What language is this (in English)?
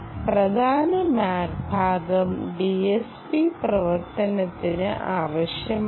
Malayalam